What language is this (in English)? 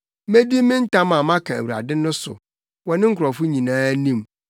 Akan